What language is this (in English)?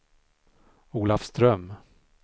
Swedish